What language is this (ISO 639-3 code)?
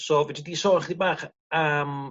cym